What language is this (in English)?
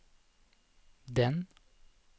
Norwegian